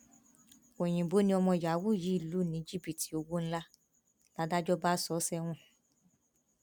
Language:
Yoruba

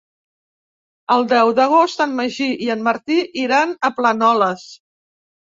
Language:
Catalan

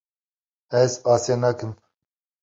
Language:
Kurdish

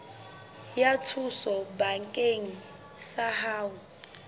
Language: Southern Sotho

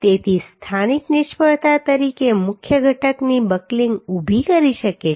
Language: Gujarati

